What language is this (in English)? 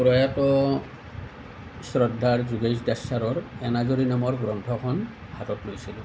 Assamese